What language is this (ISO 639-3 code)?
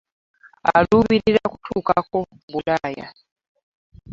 lug